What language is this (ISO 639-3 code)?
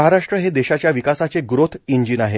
mar